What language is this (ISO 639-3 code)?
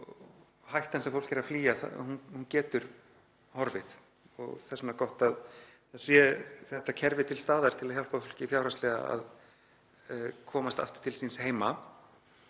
isl